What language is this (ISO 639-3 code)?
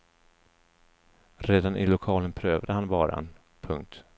swe